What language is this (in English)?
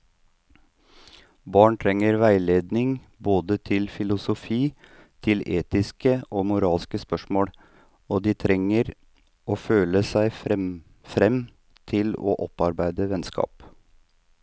Norwegian